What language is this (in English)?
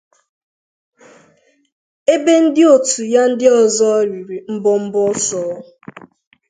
Igbo